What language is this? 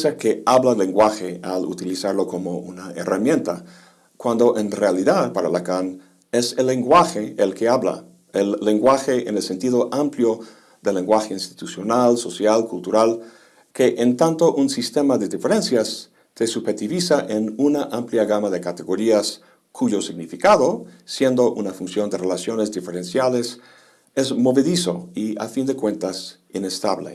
Spanish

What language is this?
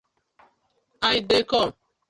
Nigerian Pidgin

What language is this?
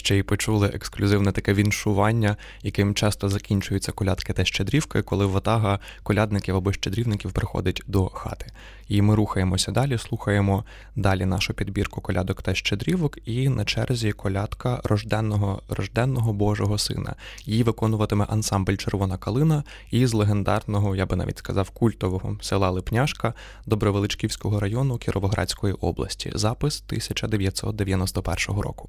Ukrainian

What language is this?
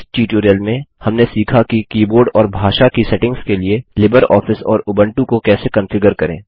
Hindi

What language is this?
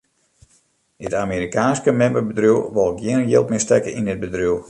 Western Frisian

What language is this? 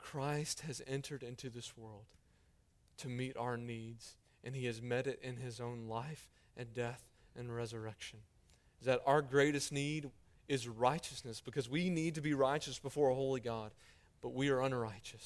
English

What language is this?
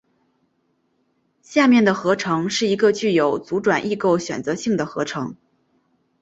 Chinese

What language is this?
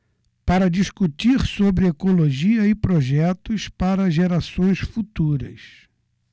Portuguese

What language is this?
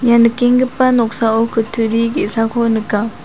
Garo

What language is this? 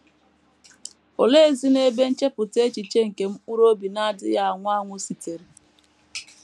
Igbo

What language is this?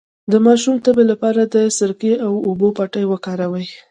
Pashto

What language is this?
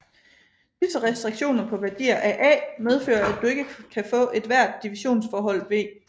Danish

